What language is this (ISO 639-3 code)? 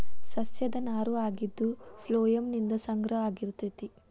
kan